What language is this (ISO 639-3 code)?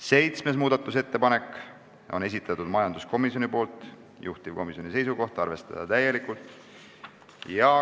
est